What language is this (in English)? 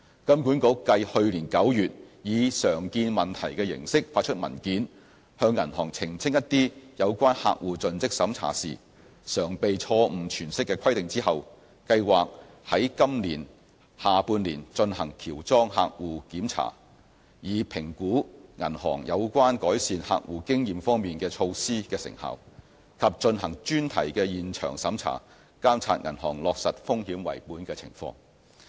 Cantonese